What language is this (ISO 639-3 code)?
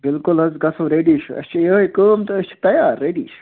kas